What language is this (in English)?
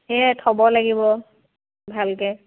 Assamese